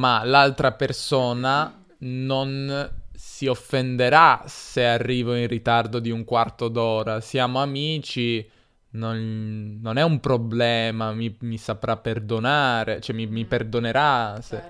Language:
Italian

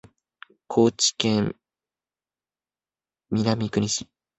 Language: Japanese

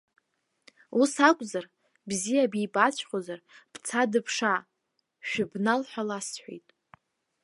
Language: Abkhazian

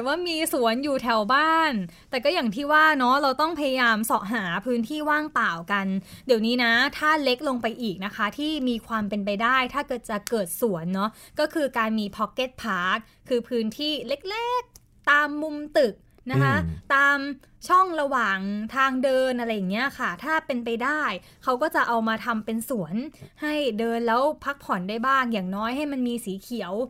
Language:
Thai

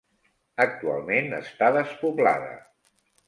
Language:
Catalan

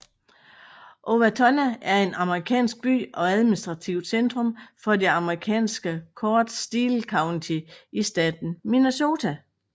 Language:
Danish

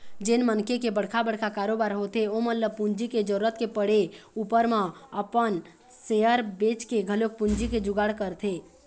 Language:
Chhattisgarhi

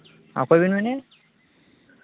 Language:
Santali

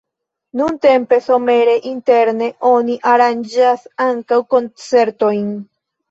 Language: Esperanto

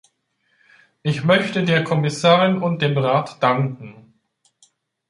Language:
German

